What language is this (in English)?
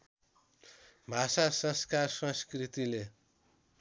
Nepali